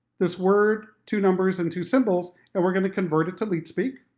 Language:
English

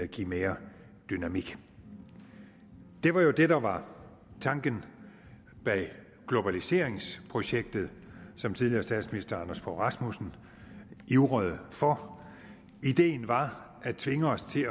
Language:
Danish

